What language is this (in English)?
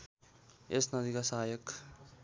Nepali